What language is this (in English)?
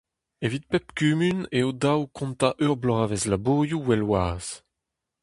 Breton